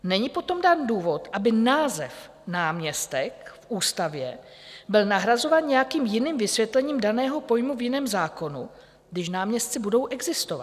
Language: Czech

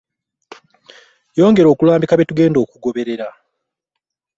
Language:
Ganda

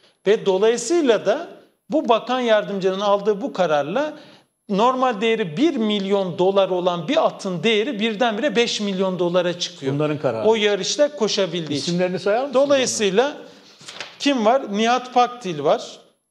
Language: Turkish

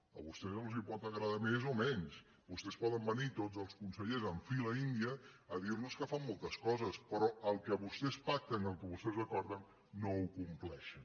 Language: Catalan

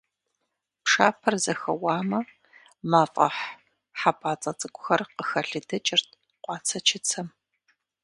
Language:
Kabardian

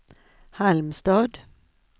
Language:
Swedish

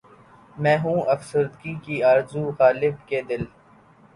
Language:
Urdu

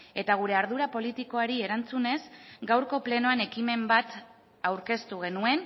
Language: Basque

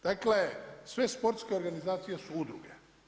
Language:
Croatian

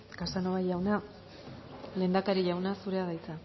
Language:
Basque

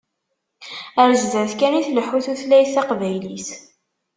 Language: Kabyle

